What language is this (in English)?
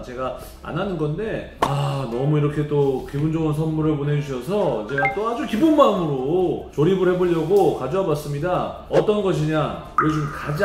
Korean